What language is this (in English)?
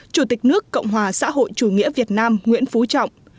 Vietnamese